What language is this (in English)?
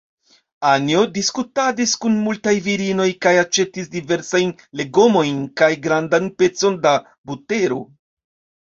Esperanto